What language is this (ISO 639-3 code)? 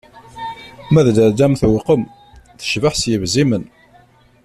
kab